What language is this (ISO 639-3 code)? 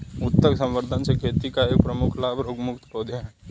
hin